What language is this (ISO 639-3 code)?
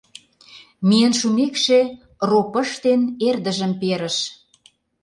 chm